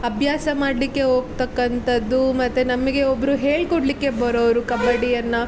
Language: Kannada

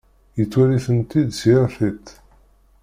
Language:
Kabyle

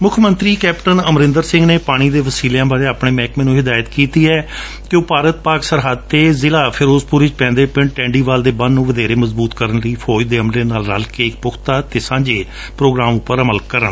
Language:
Punjabi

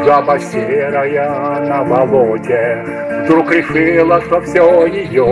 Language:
Russian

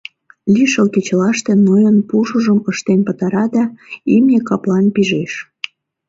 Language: Mari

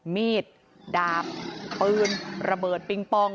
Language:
Thai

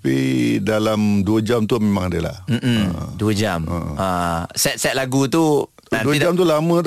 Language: Malay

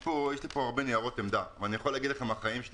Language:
Hebrew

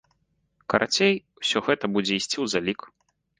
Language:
Belarusian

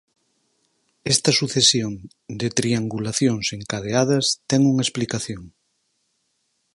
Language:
Galician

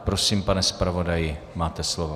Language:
Czech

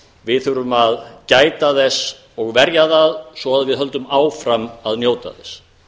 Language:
Icelandic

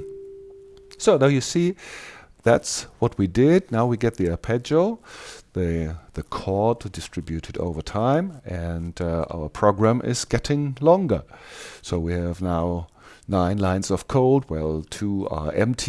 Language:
English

